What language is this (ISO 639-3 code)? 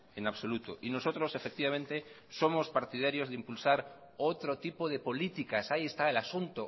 spa